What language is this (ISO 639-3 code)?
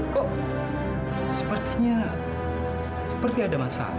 ind